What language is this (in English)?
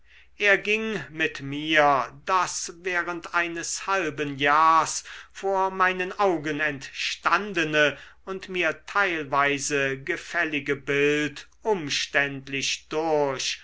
German